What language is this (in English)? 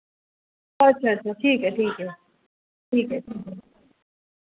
Dogri